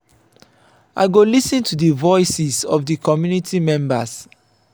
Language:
Nigerian Pidgin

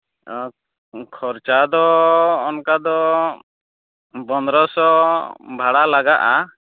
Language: Santali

